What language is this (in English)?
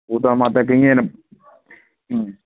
Sindhi